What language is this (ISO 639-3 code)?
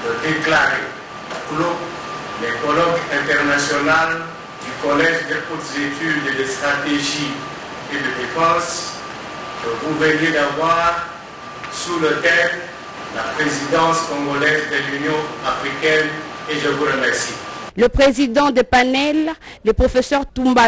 fra